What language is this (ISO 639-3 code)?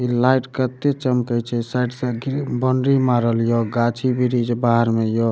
mai